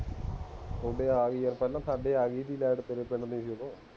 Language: Punjabi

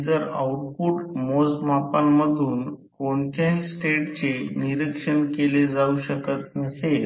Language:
Marathi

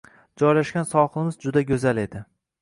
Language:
Uzbek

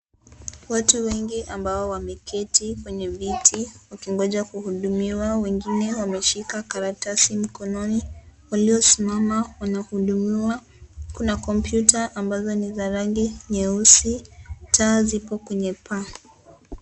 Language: Swahili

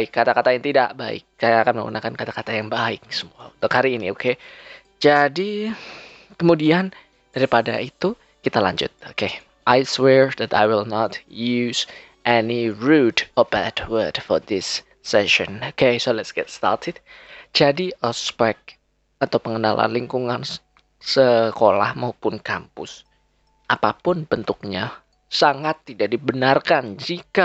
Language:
Indonesian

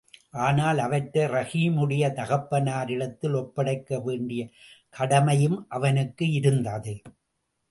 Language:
Tamil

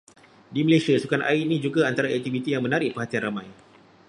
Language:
Malay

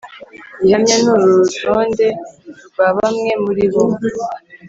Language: Kinyarwanda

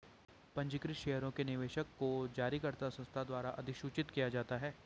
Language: Hindi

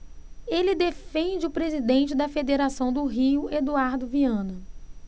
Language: Portuguese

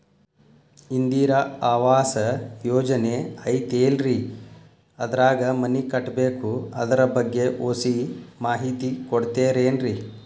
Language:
Kannada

